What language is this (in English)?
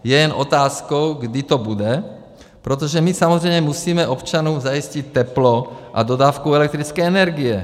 Czech